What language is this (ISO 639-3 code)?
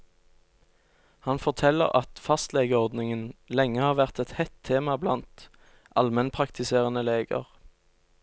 nor